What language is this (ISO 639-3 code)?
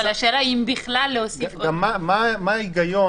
heb